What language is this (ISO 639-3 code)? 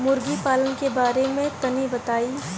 bho